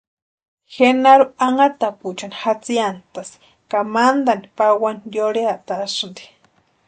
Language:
Western Highland Purepecha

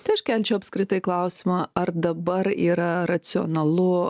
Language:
Lithuanian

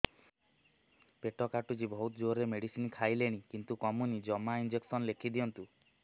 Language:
Odia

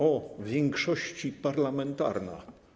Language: Polish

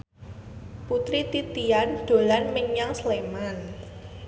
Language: Javanese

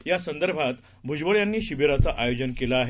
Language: Marathi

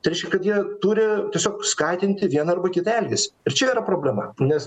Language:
Lithuanian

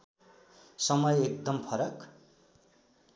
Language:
Nepali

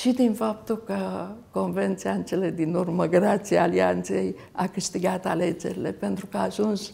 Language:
Romanian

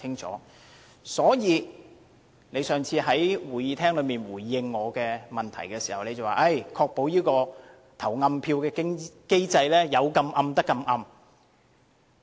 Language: Cantonese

